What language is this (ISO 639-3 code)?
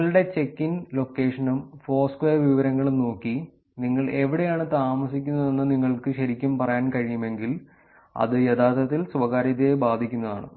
mal